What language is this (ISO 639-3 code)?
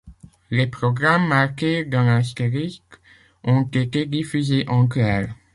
fra